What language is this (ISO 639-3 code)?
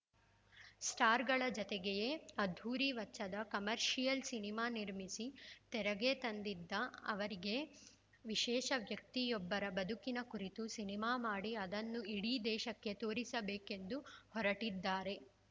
kan